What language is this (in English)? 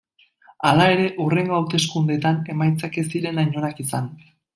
Basque